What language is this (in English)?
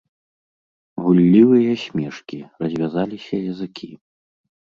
Belarusian